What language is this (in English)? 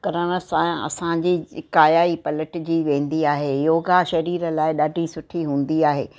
Sindhi